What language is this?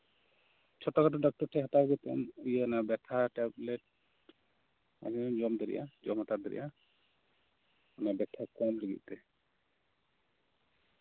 Santali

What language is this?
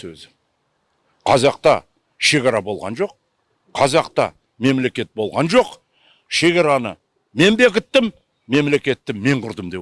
Kazakh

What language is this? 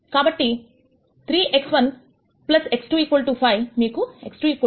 Telugu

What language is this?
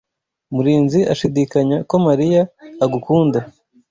Kinyarwanda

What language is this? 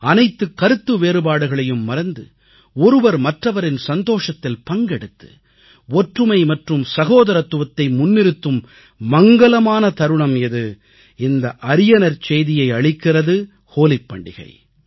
Tamil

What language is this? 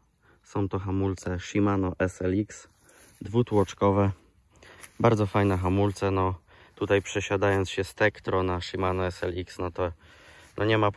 Polish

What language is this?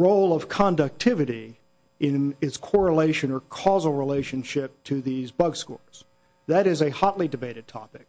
English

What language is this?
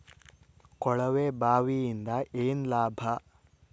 Kannada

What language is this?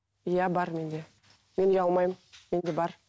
Kazakh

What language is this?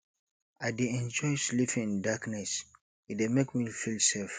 Nigerian Pidgin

